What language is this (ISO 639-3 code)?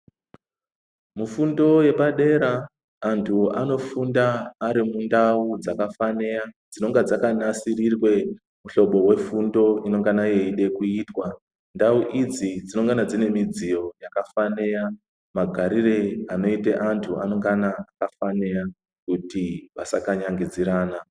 ndc